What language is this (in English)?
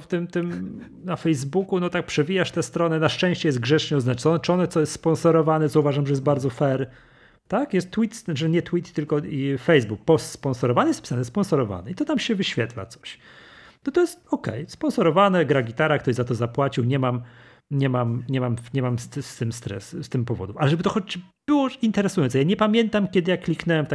Polish